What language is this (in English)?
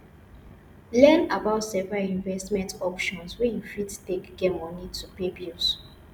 Nigerian Pidgin